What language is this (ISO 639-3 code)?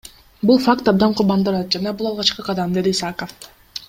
kir